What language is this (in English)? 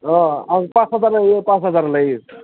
Bodo